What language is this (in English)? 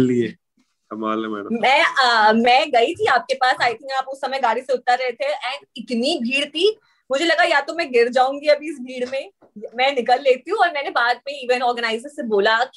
Hindi